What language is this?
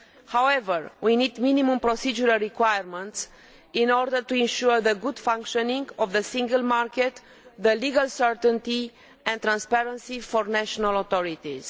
English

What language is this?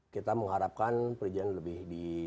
Indonesian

